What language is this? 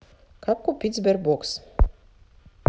Russian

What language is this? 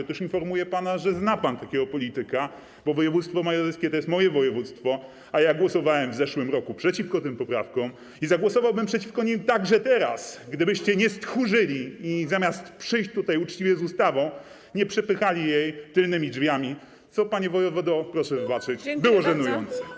Polish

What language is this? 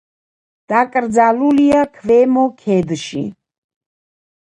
Georgian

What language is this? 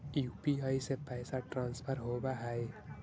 Magahi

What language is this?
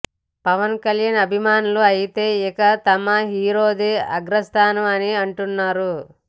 Telugu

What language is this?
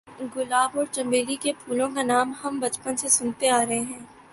Urdu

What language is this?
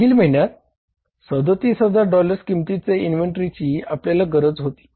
Marathi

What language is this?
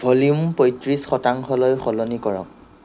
Assamese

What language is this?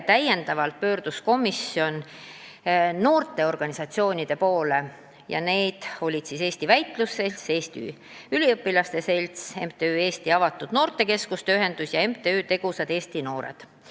Estonian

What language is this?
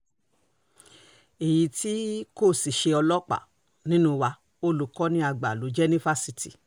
Yoruba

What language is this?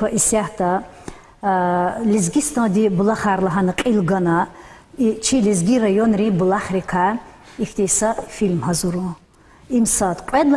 Russian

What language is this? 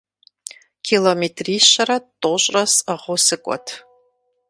Kabardian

